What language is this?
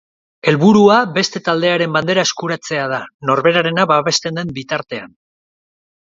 Basque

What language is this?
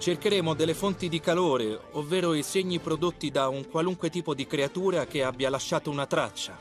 Italian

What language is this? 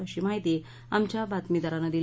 Marathi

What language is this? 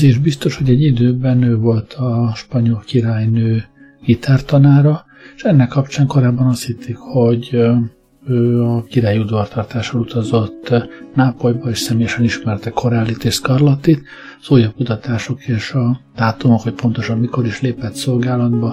Hungarian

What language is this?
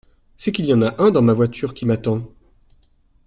French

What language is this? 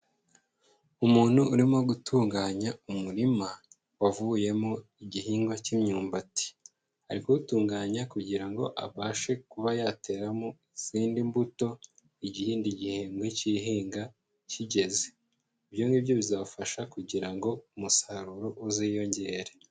Kinyarwanda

